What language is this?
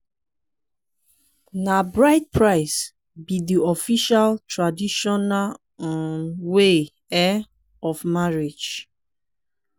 Nigerian Pidgin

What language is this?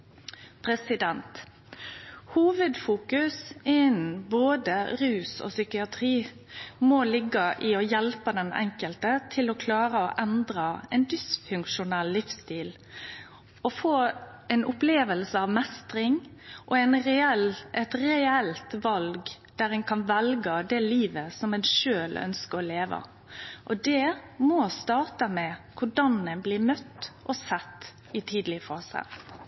Norwegian Nynorsk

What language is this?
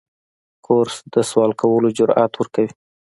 Pashto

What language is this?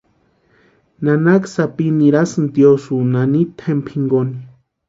Western Highland Purepecha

